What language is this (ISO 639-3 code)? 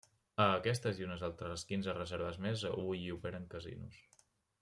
cat